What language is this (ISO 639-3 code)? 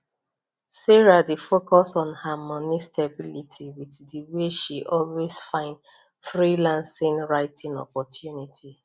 pcm